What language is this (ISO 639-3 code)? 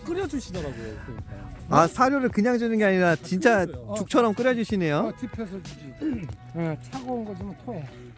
kor